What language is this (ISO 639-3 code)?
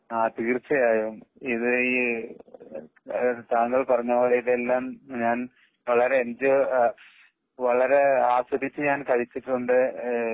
mal